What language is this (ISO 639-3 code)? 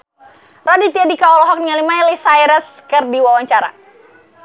sun